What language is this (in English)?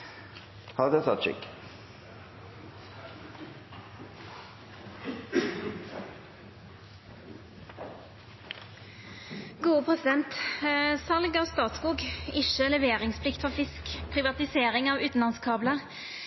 Norwegian